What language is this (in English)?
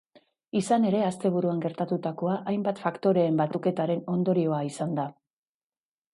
Basque